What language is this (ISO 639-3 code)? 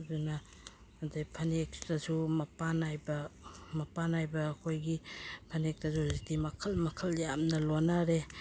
mni